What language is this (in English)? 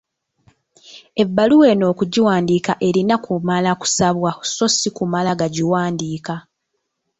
Ganda